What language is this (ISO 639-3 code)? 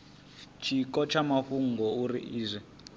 ven